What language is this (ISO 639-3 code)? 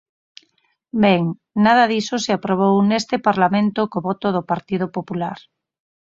glg